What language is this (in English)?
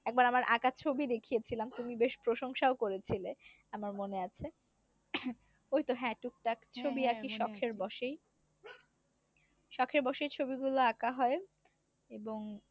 Bangla